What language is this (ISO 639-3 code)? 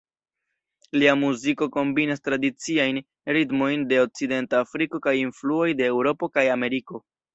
epo